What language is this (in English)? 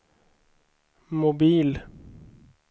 Swedish